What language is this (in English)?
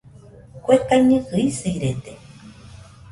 Nüpode Huitoto